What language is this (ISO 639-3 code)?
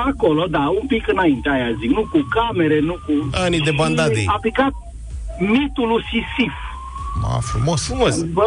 ron